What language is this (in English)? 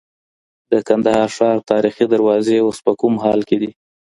Pashto